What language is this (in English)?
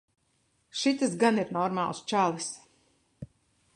Latvian